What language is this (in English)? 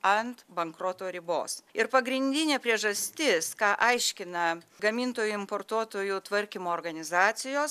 Lithuanian